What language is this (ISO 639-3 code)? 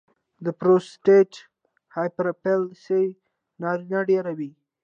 pus